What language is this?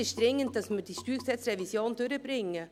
Swiss German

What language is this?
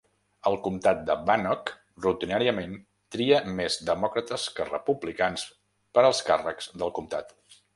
Catalan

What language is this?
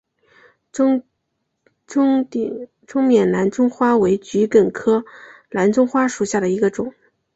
Chinese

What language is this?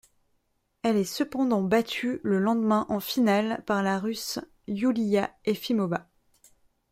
French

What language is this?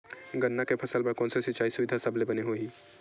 Chhattisgarhi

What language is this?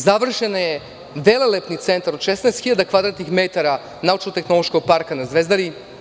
Serbian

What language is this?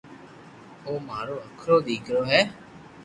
Loarki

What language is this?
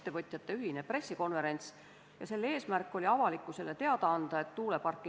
Estonian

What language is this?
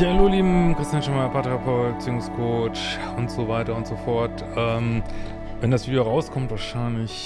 German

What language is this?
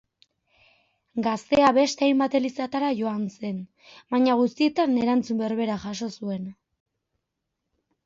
Basque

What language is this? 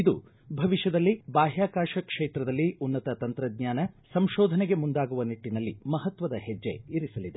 Kannada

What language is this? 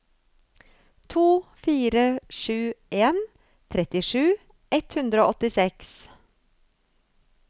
Norwegian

